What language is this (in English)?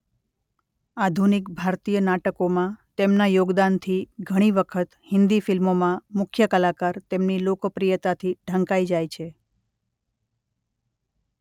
Gujarati